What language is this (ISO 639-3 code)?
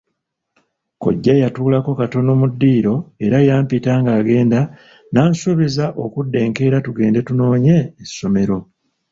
lug